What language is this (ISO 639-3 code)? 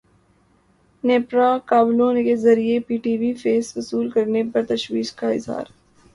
urd